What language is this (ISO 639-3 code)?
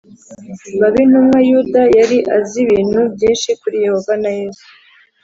kin